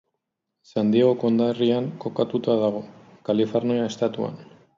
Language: Basque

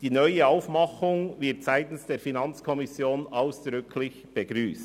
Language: Swiss German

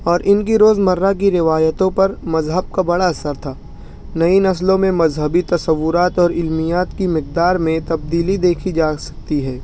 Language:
Urdu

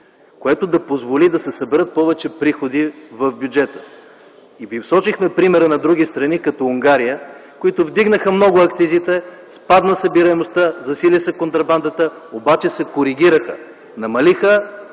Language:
Bulgarian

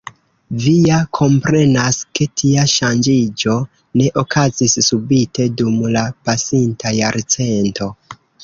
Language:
Esperanto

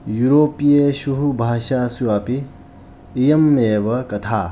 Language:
Sanskrit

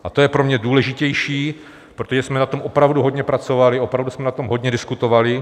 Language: Czech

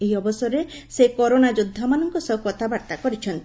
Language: Odia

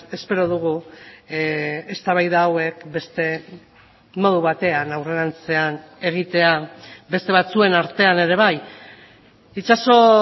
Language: Basque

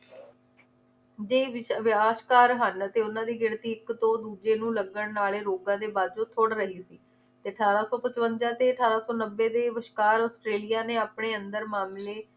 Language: Punjabi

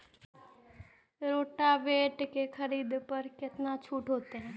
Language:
Maithili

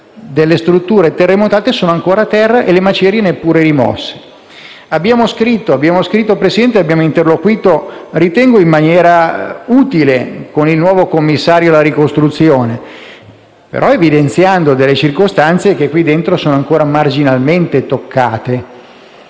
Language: Italian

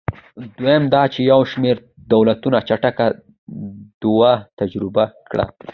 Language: Pashto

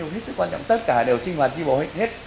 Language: Vietnamese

